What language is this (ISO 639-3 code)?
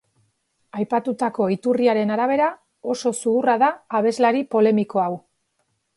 eus